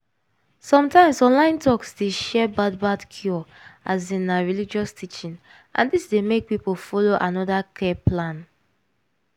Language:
Nigerian Pidgin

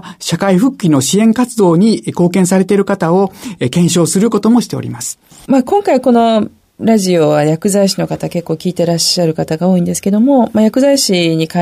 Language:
Japanese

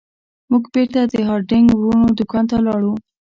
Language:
Pashto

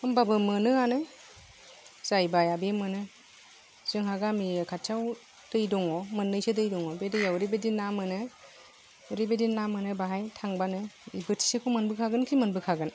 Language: Bodo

